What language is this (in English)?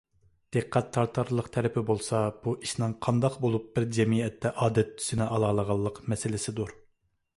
Uyghur